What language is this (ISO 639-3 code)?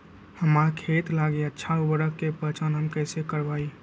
mag